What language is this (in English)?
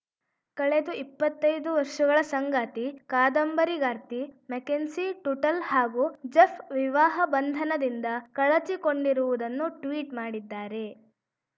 Kannada